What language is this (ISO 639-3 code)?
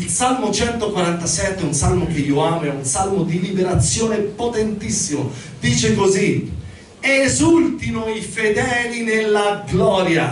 ita